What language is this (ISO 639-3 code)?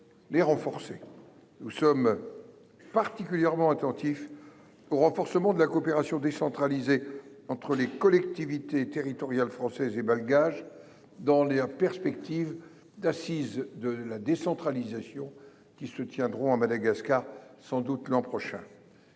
fra